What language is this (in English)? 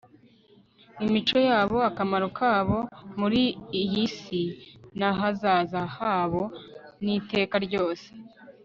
Kinyarwanda